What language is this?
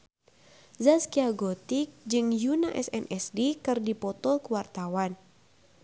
Sundanese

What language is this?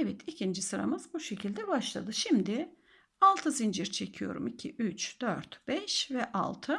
Turkish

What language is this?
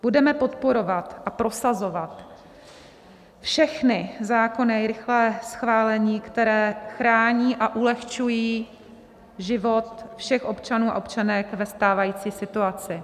Czech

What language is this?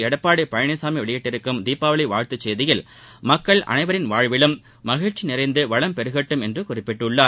Tamil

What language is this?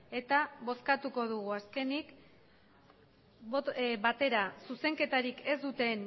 Basque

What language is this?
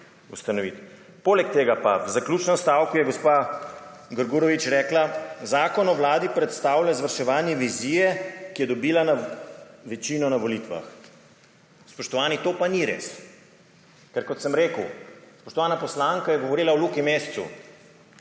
Slovenian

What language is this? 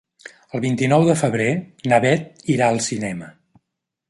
Catalan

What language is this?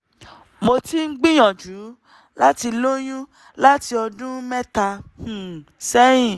Yoruba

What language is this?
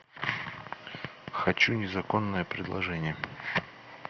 Russian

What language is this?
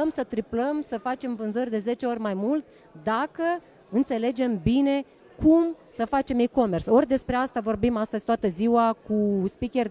Romanian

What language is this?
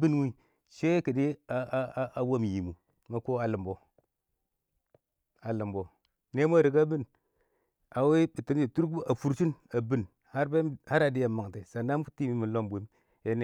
Awak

